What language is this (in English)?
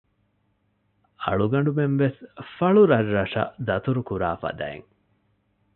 Divehi